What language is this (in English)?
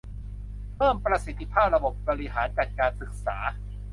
Thai